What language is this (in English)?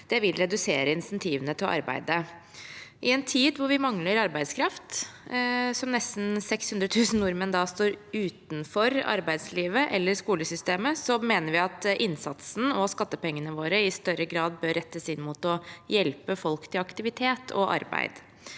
Norwegian